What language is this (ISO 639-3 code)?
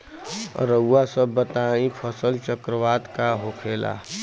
bho